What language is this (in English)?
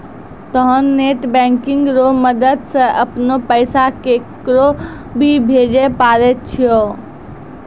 Maithili